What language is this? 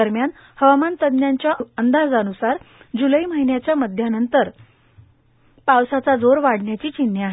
Marathi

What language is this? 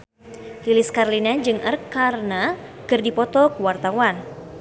Sundanese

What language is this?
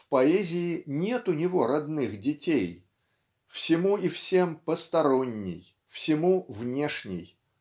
Russian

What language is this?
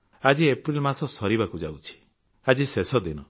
Odia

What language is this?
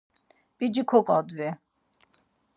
Laz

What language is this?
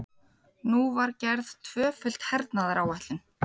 Icelandic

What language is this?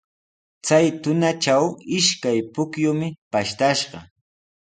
Sihuas Ancash Quechua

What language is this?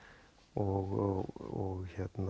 Icelandic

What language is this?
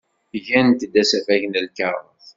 Kabyle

